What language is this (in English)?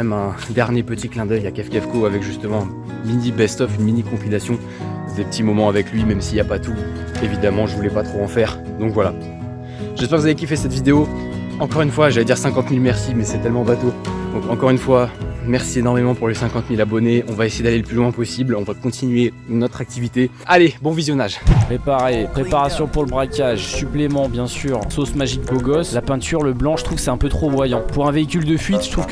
French